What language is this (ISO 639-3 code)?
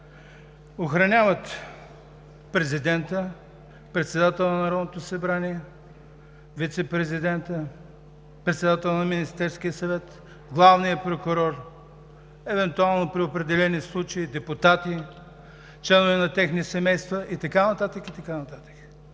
bul